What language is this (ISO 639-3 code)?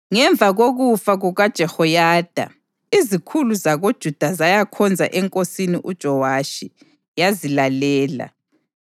nde